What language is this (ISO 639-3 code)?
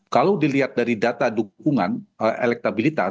ind